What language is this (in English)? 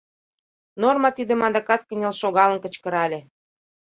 Mari